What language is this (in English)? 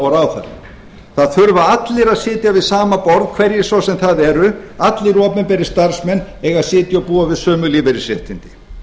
Icelandic